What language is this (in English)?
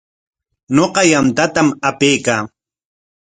Corongo Ancash Quechua